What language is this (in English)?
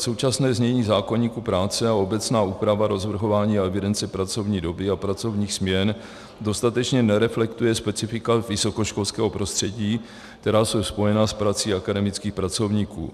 Czech